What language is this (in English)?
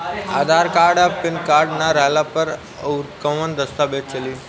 Bhojpuri